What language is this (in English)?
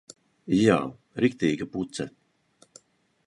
Latvian